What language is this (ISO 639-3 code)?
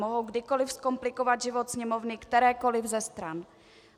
ces